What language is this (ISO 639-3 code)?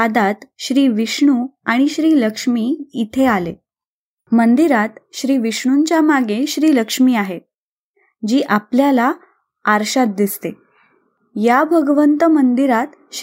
mar